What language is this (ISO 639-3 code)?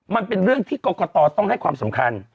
tha